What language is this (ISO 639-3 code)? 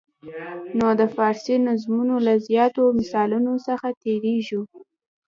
pus